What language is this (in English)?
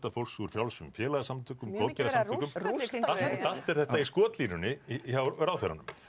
Icelandic